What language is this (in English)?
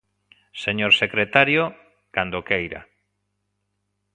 Galician